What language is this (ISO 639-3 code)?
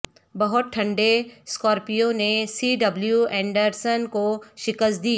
urd